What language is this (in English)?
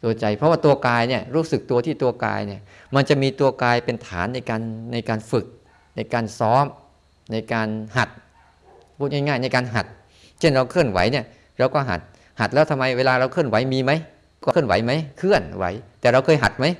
Thai